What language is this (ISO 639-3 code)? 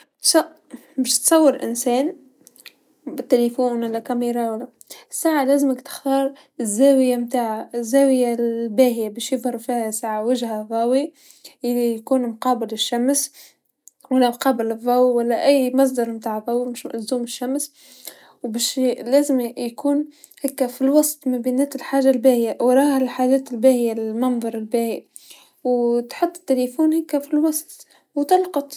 aeb